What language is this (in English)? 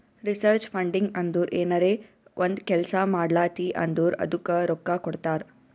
Kannada